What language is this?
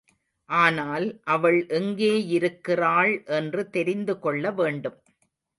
Tamil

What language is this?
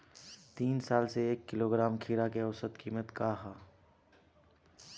Bhojpuri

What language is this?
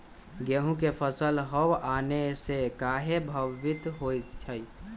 Magahi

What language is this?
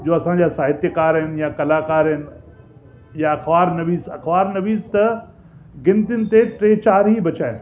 Sindhi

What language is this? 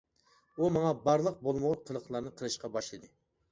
Uyghur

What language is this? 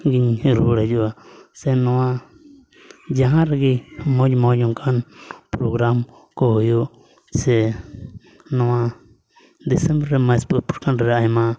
Santali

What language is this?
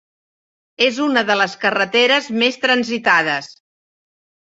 Catalan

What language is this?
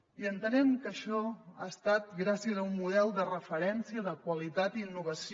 Catalan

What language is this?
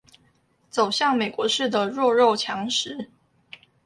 Chinese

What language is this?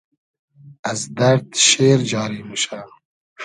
Hazaragi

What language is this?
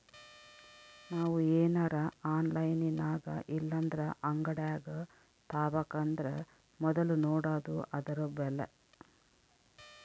Kannada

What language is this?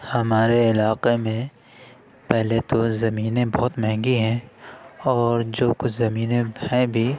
Urdu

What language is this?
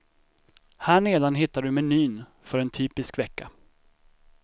Swedish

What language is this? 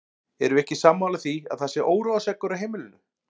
Icelandic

